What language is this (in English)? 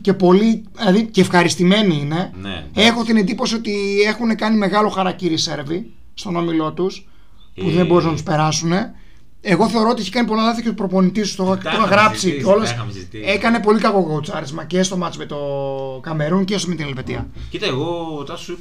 Greek